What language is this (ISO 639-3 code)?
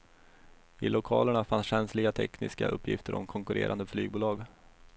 swe